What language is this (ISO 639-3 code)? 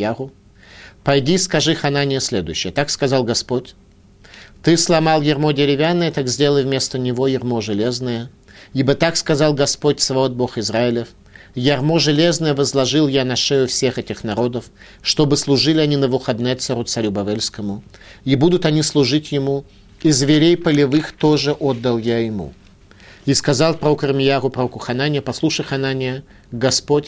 rus